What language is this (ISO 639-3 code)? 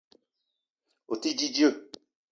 eto